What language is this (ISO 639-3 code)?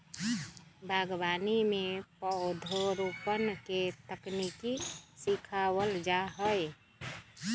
mag